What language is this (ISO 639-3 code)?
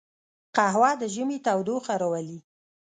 pus